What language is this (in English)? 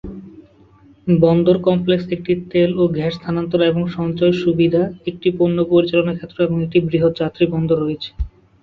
Bangla